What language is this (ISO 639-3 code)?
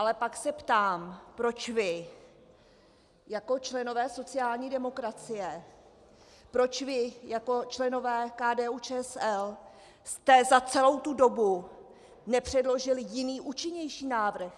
ces